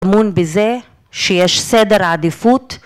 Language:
Hebrew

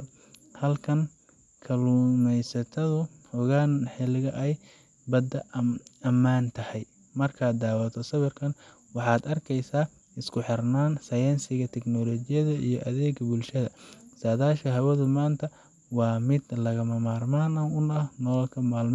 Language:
Somali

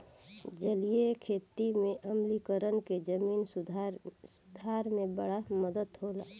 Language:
Bhojpuri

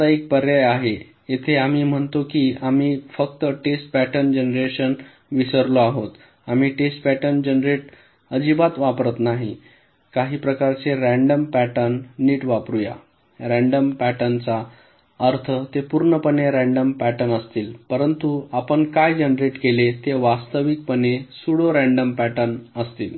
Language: Marathi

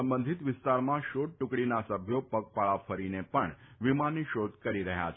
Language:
Gujarati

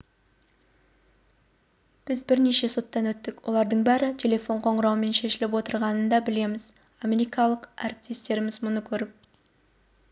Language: Kazakh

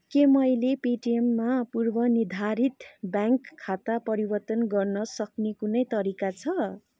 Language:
Nepali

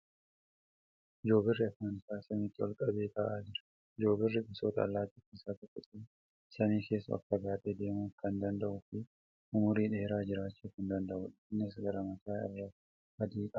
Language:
Oromo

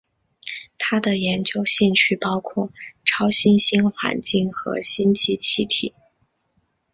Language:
Chinese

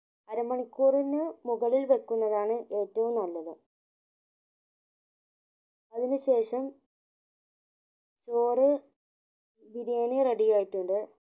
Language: Malayalam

